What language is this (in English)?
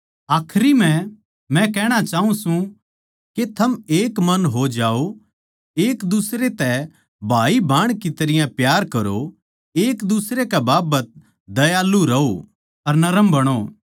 Haryanvi